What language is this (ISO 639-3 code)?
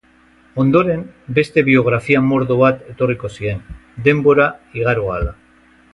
eus